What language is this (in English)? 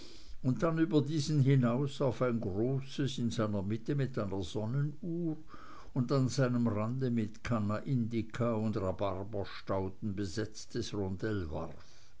German